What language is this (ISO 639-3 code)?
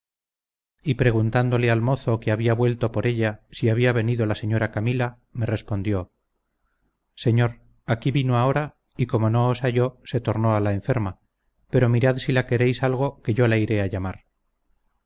spa